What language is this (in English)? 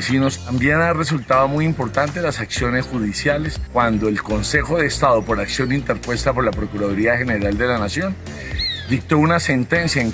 Spanish